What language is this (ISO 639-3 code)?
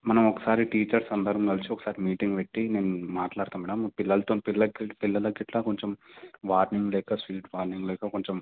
tel